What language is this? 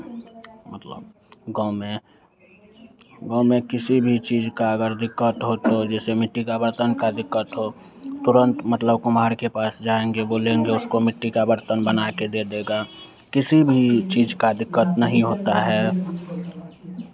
Hindi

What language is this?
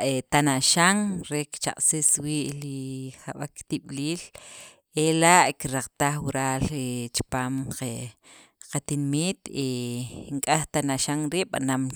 Sacapulteco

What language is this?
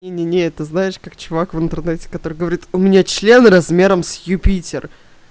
Russian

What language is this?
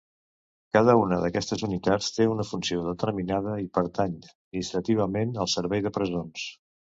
Catalan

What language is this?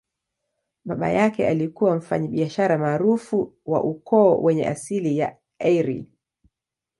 Swahili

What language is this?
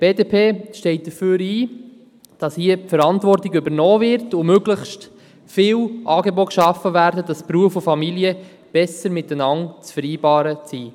Swiss German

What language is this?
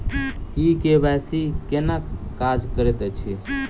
Maithili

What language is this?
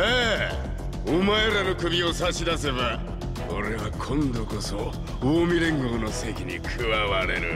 Japanese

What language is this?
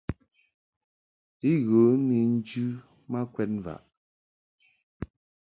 Mungaka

